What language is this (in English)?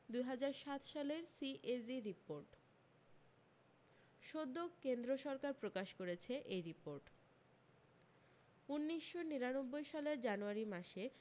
Bangla